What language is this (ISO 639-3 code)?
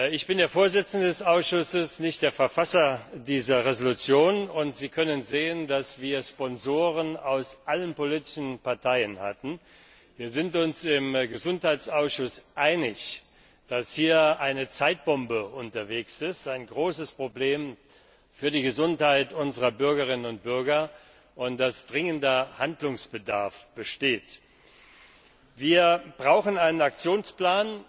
deu